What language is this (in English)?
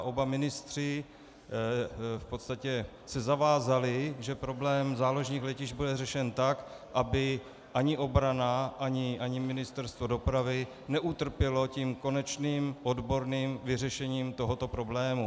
Czech